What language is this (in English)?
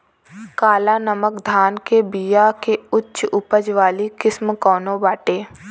Bhojpuri